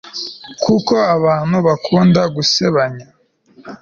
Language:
Kinyarwanda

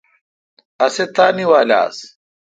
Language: Kalkoti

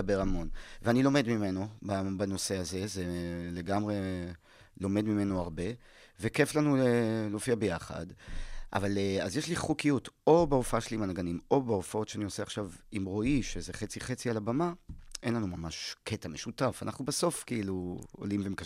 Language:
Hebrew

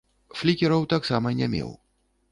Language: Belarusian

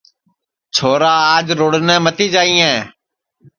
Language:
Sansi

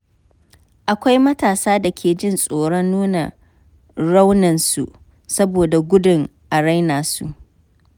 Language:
Hausa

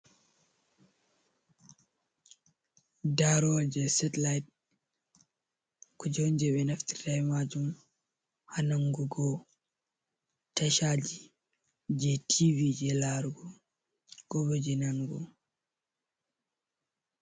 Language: Fula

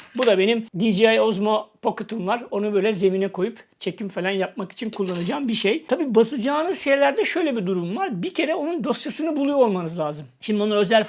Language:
Turkish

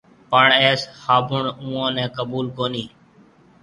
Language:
Marwari (Pakistan)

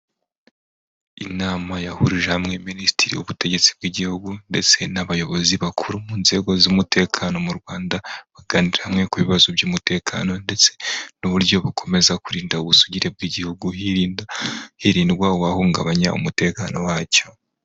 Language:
Kinyarwanda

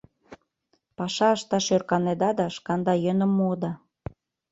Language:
Mari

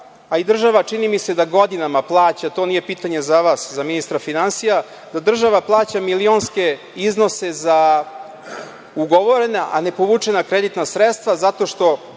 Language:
Serbian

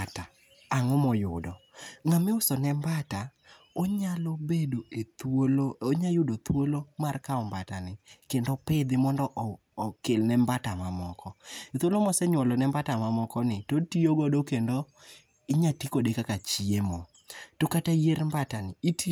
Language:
Luo (Kenya and Tanzania)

